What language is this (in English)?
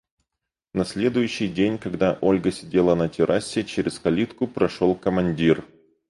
Russian